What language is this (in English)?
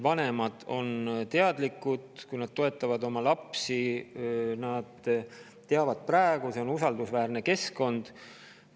Estonian